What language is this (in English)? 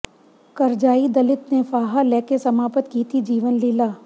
Punjabi